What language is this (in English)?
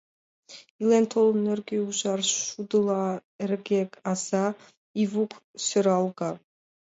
Mari